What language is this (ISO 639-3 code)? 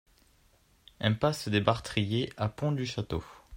fra